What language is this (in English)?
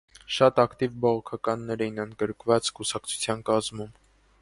Armenian